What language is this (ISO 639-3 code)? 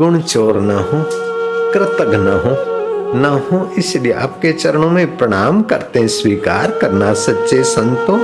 hin